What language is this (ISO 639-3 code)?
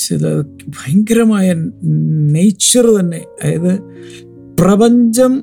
mal